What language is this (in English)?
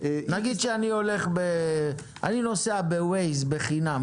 Hebrew